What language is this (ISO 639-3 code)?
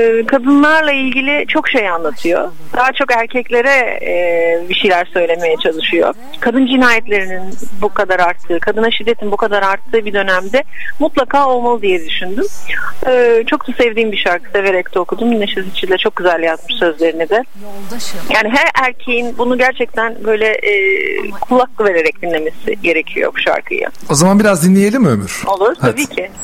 tur